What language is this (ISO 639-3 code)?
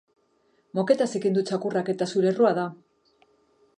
eus